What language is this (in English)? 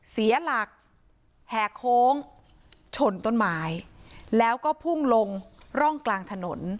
Thai